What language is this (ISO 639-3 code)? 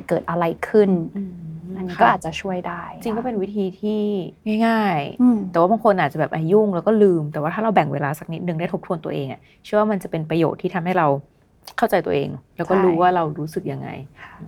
tha